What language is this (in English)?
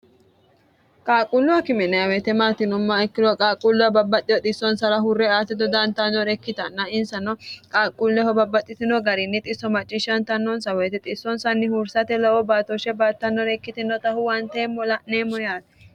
Sidamo